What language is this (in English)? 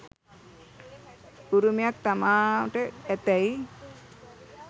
Sinhala